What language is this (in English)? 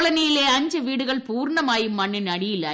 Malayalam